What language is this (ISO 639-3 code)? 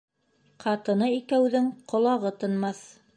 bak